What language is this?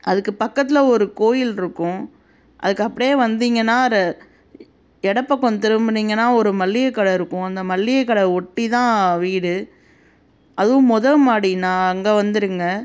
Tamil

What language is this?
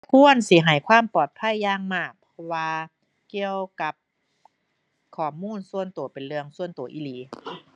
Thai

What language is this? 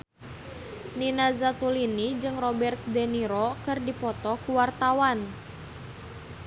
Sundanese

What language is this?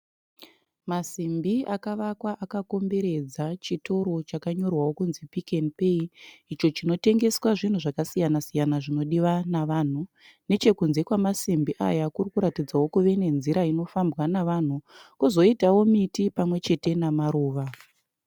Shona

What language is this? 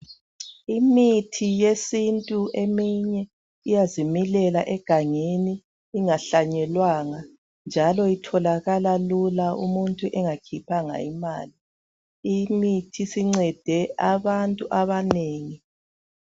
North Ndebele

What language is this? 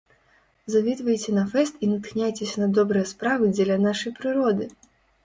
Belarusian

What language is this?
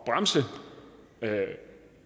Danish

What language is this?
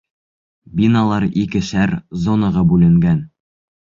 Bashkir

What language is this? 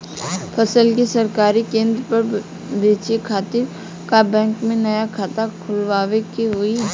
Bhojpuri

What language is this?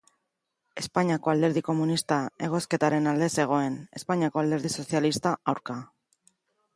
Basque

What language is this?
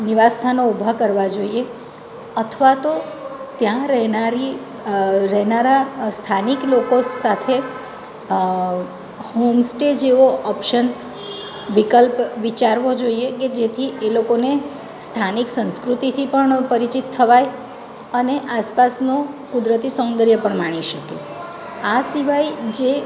Gujarati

